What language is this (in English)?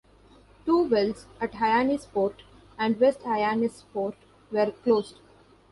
English